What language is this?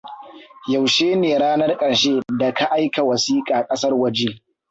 Hausa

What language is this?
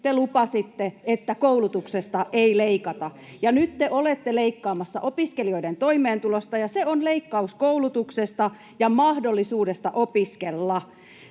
Finnish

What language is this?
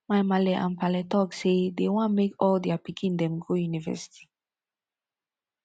Nigerian Pidgin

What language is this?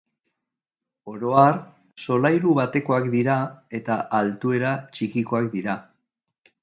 Basque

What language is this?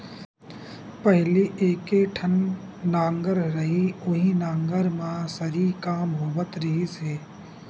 Chhattisgarhi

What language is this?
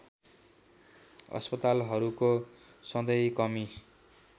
Nepali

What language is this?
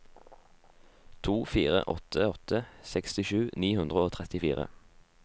Norwegian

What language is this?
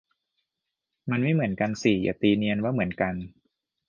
Thai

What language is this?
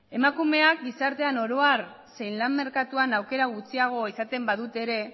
Basque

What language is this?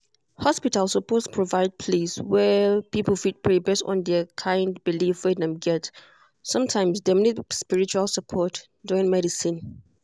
Nigerian Pidgin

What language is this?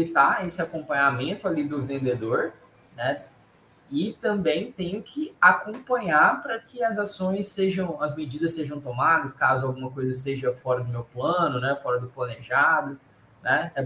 Portuguese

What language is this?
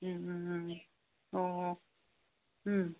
Manipuri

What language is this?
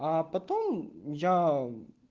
Russian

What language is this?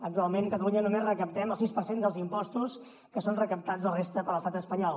Catalan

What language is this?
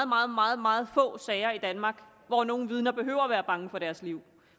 Danish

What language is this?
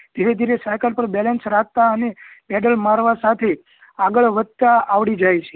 Gujarati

